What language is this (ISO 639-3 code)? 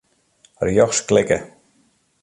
fry